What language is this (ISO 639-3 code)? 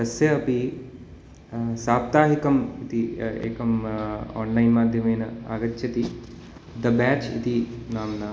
san